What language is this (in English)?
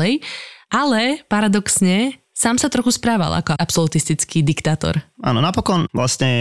Slovak